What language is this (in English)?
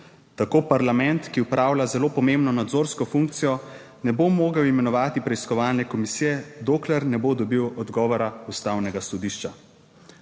Slovenian